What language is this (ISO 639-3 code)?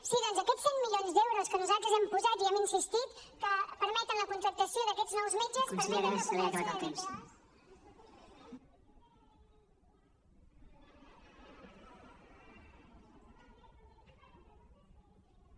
cat